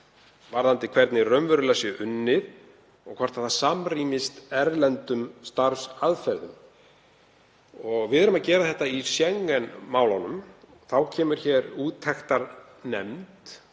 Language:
Icelandic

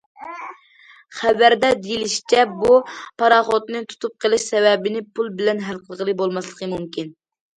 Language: Uyghur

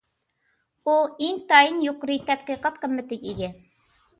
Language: Uyghur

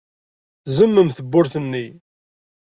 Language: Kabyle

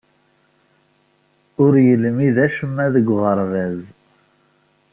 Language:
Kabyle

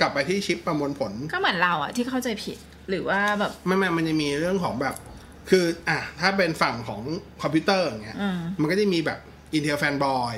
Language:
Thai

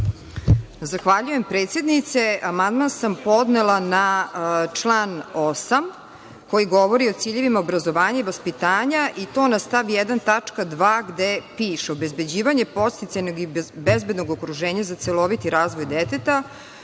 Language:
Serbian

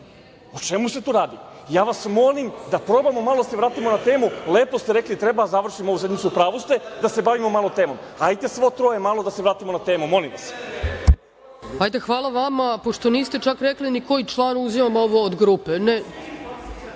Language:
Serbian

